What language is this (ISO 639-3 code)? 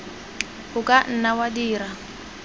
tsn